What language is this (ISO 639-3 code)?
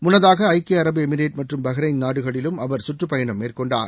tam